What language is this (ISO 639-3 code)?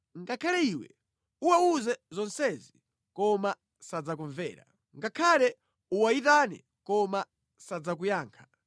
nya